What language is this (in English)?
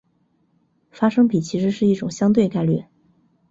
Chinese